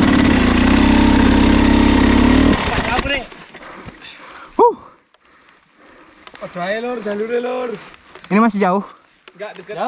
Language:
Indonesian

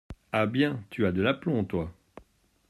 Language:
French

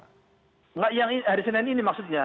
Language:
Indonesian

